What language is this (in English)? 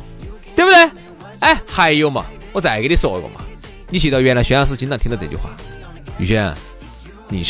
Chinese